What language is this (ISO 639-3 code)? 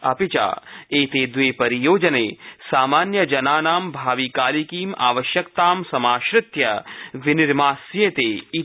san